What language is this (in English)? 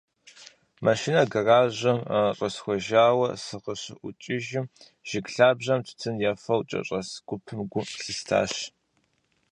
Kabardian